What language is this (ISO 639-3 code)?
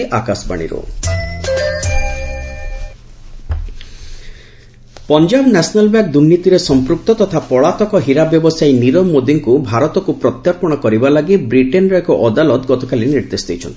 ori